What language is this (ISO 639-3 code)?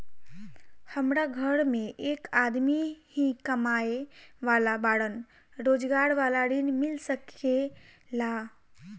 bho